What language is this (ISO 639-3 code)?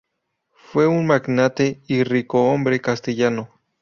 spa